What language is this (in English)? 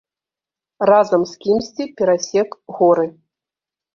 Belarusian